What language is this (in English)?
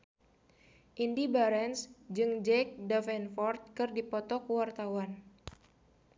Sundanese